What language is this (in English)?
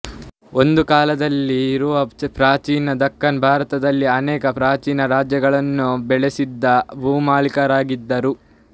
Kannada